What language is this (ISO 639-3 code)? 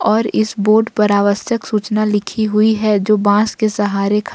hin